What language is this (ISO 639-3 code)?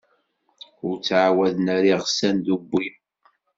kab